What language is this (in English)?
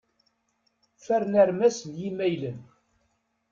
Kabyle